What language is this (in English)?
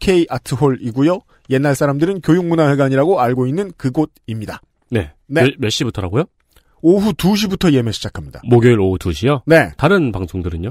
Korean